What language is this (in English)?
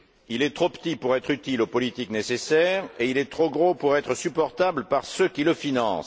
French